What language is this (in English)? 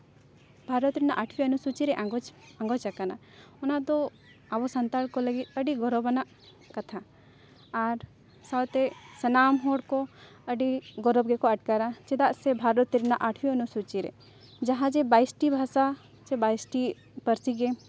Santali